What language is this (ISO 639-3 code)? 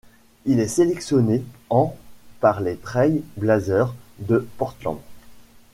fra